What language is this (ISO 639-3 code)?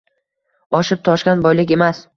uzb